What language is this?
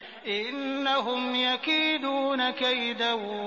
Arabic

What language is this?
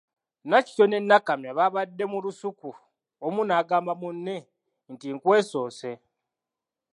Ganda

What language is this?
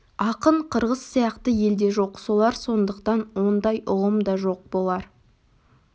Kazakh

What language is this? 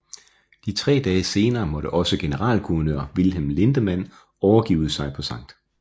Danish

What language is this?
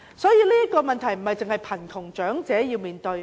Cantonese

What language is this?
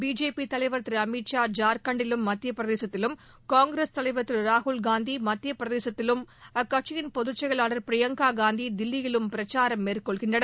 Tamil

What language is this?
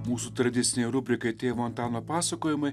Lithuanian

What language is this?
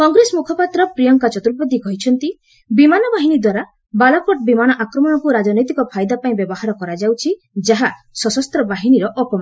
Odia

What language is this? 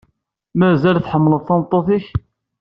Kabyle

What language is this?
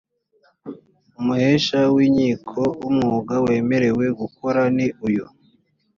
Kinyarwanda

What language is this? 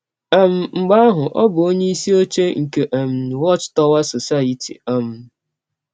Igbo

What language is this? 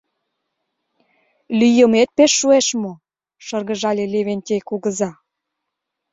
Mari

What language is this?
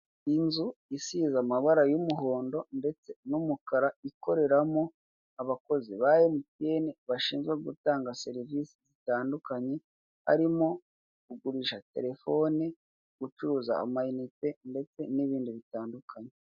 Kinyarwanda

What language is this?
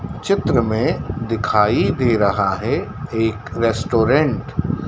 Hindi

